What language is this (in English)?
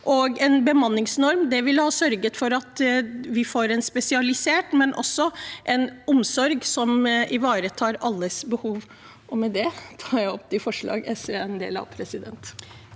Norwegian